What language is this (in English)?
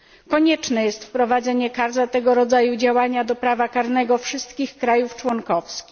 Polish